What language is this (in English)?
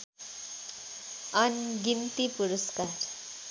Nepali